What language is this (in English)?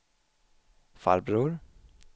Swedish